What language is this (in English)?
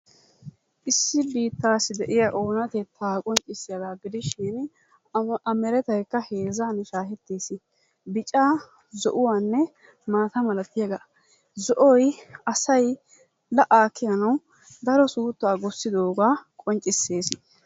Wolaytta